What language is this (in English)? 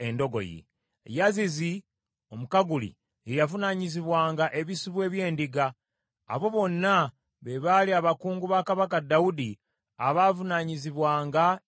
Ganda